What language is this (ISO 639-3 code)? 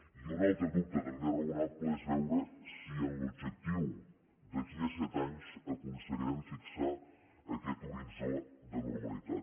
cat